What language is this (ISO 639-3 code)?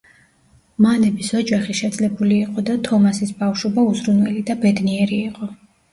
kat